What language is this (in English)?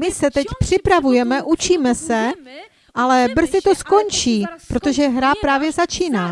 Czech